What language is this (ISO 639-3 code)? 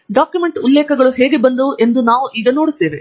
kan